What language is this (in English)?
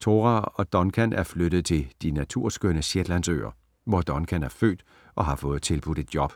Danish